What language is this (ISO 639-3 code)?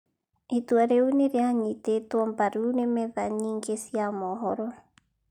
kik